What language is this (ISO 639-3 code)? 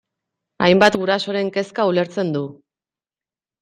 eus